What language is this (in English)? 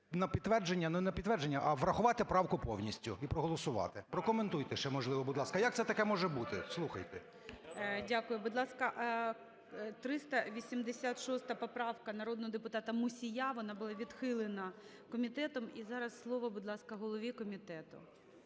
Ukrainian